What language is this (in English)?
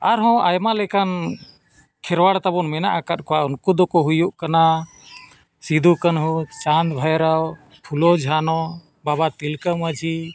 Santali